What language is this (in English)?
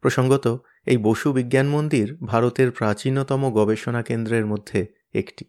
Bangla